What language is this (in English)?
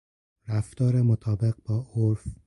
Persian